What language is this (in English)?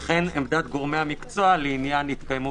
Hebrew